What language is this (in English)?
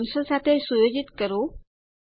Gujarati